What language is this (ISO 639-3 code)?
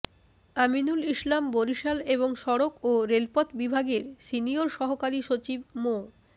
ben